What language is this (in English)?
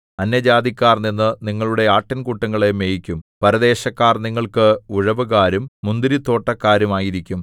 Malayalam